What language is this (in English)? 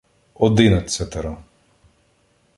Ukrainian